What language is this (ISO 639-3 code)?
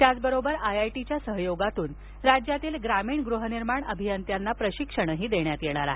mar